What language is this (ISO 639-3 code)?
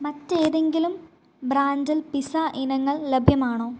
mal